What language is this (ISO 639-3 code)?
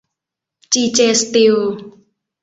tha